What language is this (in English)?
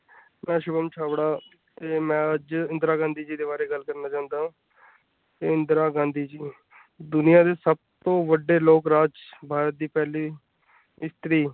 Punjabi